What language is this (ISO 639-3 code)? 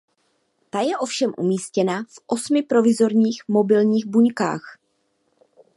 ces